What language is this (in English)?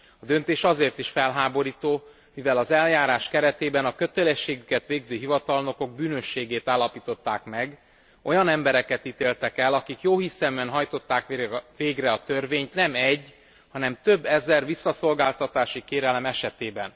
Hungarian